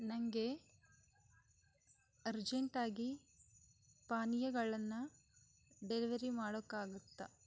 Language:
Kannada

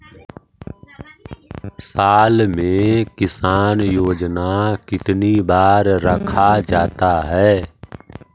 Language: Magahi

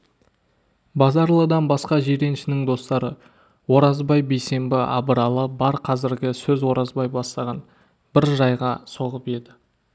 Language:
Kazakh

